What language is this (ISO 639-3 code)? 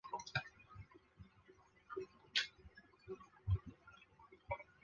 zho